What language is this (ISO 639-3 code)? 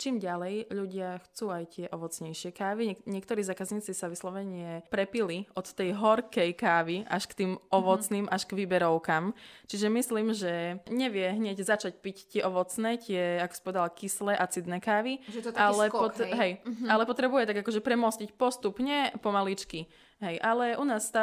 slk